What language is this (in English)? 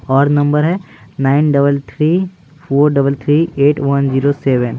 Hindi